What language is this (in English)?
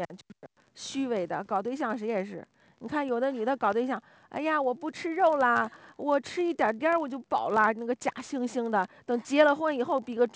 Chinese